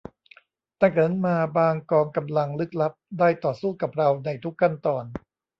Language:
Thai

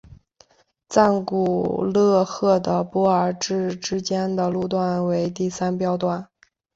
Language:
Chinese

